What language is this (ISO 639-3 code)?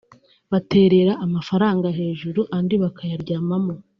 kin